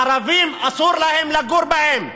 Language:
Hebrew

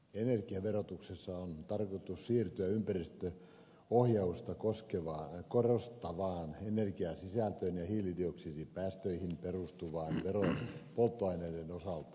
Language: Finnish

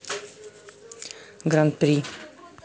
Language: Russian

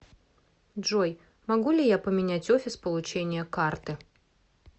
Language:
Russian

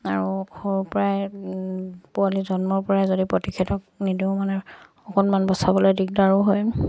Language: Assamese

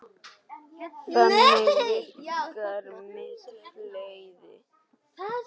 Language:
Icelandic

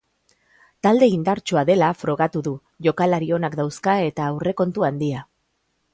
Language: Basque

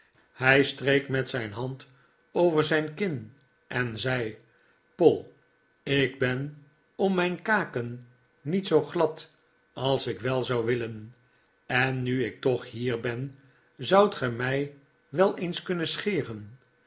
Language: Dutch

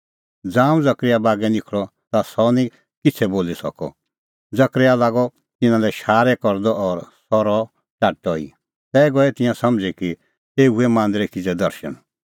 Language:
Kullu Pahari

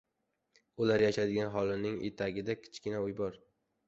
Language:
Uzbek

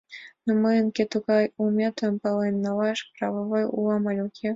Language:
Mari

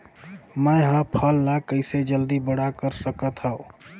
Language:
Chhattisgarhi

